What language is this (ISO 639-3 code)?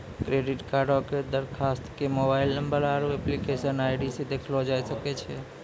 mai